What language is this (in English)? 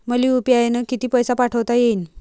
Marathi